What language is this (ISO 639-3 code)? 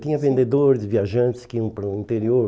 por